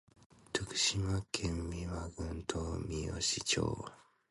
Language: Japanese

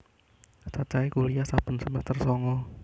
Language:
Javanese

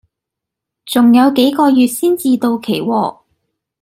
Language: Cantonese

